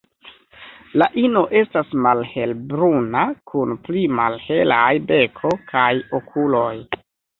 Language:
Esperanto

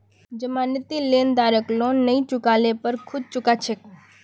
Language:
Magahi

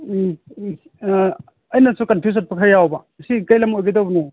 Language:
Manipuri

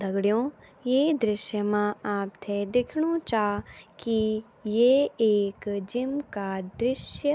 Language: Garhwali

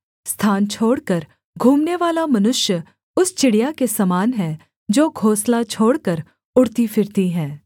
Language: Hindi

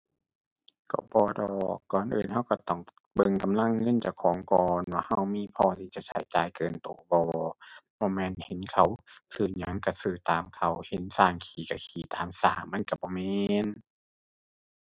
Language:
Thai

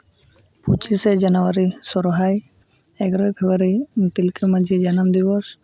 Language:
Santali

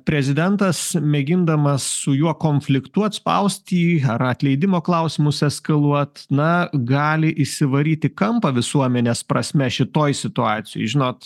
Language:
Lithuanian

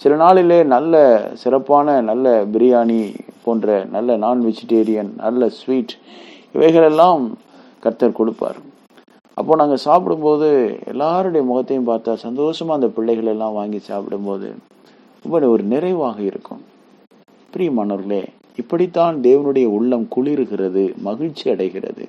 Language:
Tamil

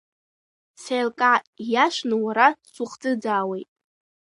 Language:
Abkhazian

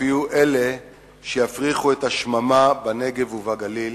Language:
Hebrew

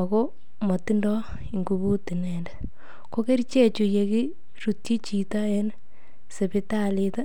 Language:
Kalenjin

